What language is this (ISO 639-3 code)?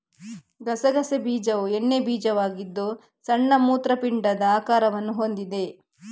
kan